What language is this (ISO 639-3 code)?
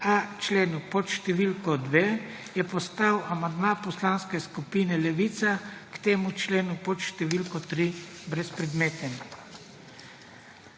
slv